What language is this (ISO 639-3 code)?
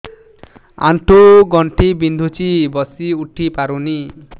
ori